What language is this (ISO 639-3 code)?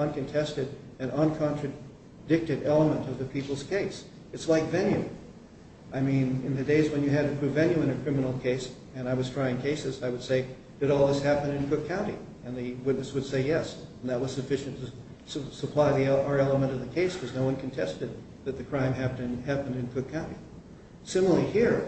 eng